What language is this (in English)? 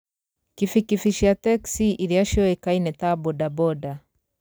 Kikuyu